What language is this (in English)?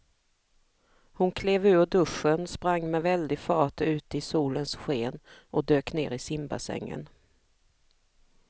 Swedish